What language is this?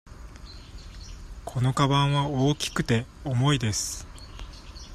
Japanese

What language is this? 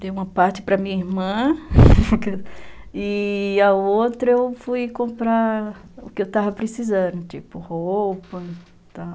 Portuguese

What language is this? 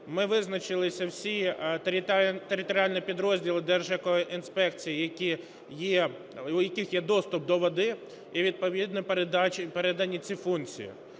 Ukrainian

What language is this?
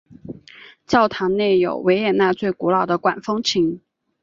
Chinese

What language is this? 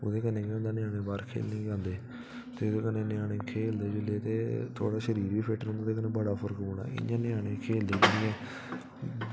Dogri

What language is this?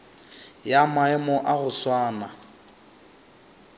Northern Sotho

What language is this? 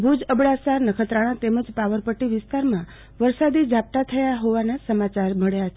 Gujarati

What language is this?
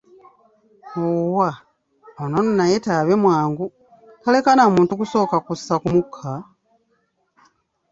Ganda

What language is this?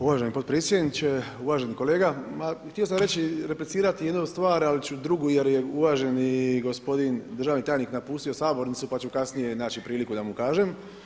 Croatian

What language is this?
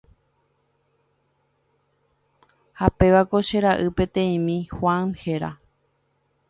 Guarani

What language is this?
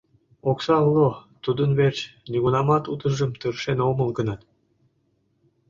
Mari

